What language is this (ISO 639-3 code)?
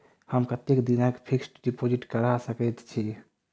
mai